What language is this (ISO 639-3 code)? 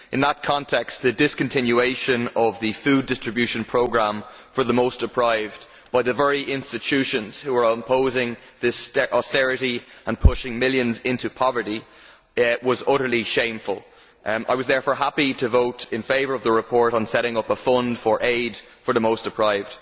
eng